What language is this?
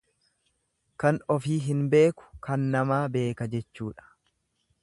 Oromo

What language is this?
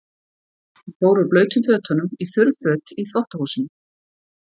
Icelandic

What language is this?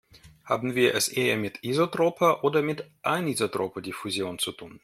German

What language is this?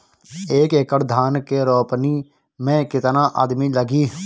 Bhojpuri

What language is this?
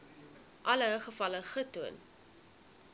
Afrikaans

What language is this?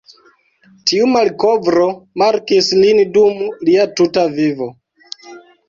Esperanto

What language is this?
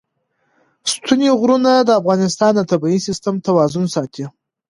Pashto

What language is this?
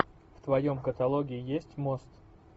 Russian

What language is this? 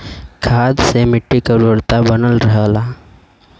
Bhojpuri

